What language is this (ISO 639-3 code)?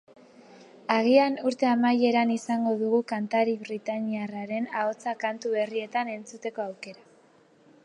eus